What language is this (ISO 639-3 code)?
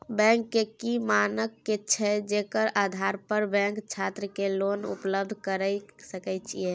mai